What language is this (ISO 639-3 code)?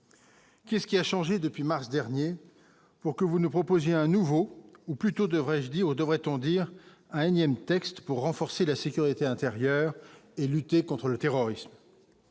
fra